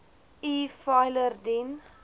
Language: Afrikaans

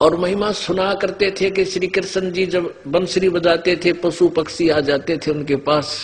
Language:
Hindi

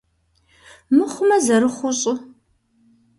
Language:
Kabardian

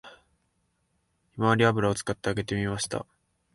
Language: Japanese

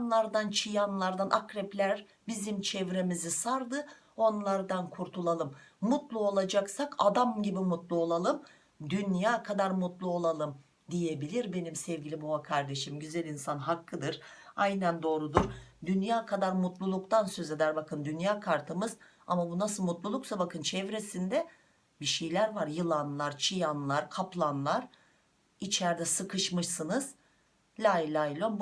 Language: Turkish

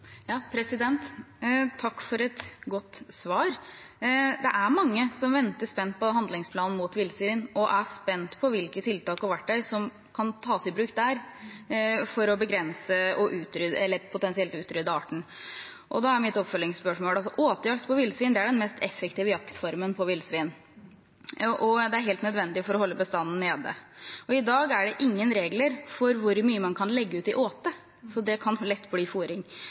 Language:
Norwegian Bokmål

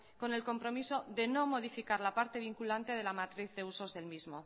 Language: Spanish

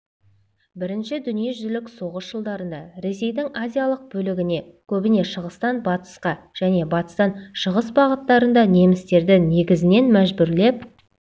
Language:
Kazakh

